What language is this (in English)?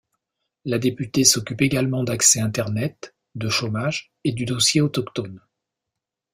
French